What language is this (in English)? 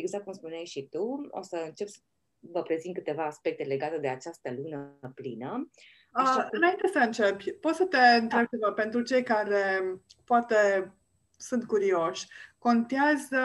Romanian